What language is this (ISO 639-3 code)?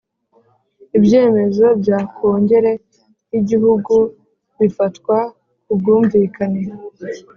kin